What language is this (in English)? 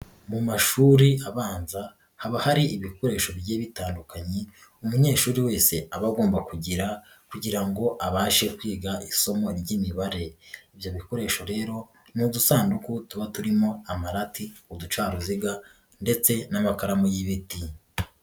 Kinyarwanda